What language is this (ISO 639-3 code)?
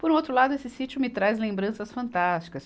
por